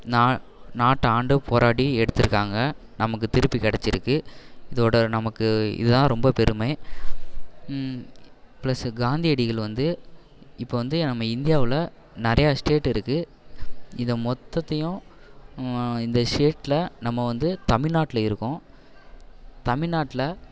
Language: Tamil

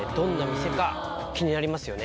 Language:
Japanese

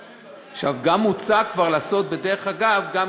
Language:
Hebrew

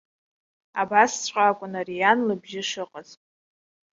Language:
Abkhazian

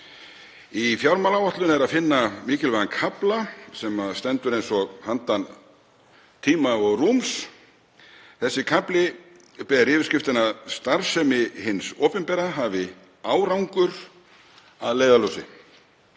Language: Icelandic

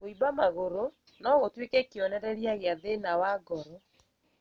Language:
Kikuyu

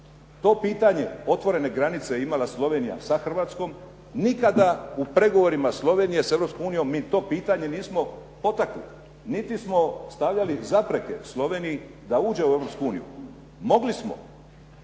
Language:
Croatian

